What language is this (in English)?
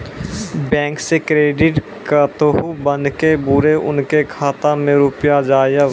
Maithili